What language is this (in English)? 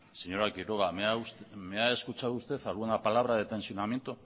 Spanish